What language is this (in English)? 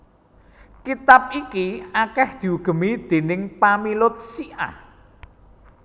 Javanese